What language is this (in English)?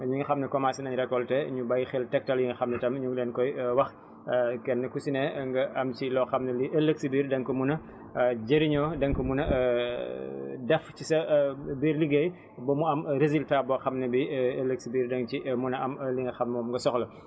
Wolof